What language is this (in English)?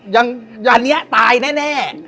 Thai